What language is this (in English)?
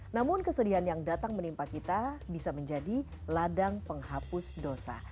Indonesian